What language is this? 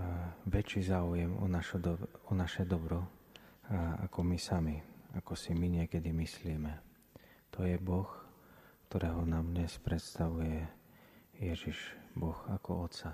Slovak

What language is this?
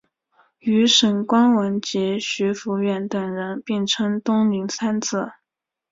Chinese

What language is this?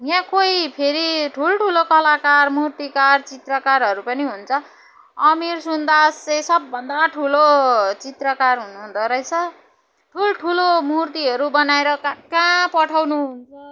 Nepali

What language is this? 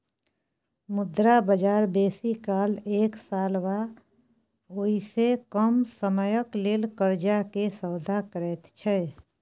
Maithili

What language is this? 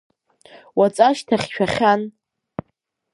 Abkhazian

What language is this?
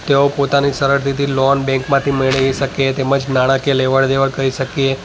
Gujarati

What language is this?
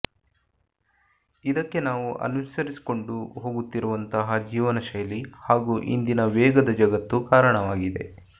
Kannada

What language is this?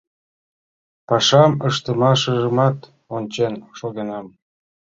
Mari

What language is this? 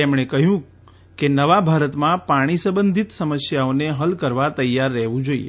Gujarati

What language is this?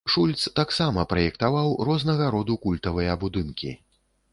Belarusian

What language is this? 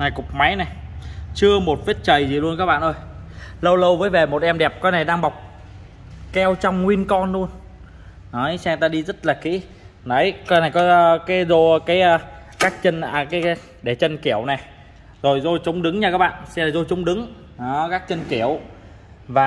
Vietnamese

